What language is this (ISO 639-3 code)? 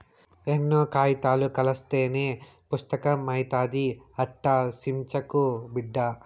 tel